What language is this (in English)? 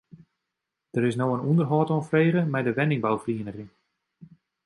Western Frisian